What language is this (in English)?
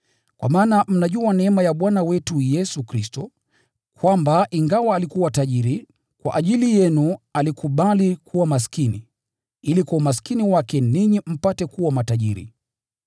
Swahili